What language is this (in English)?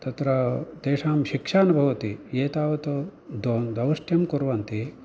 Sanskrit